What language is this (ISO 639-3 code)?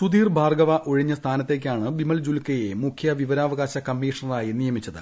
mal